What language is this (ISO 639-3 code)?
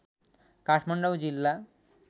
nep